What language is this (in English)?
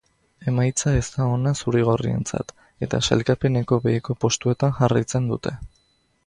Basque